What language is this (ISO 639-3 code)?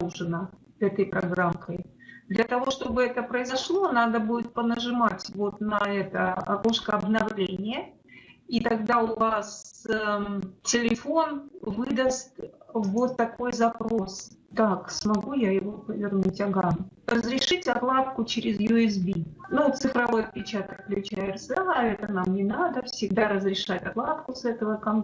rus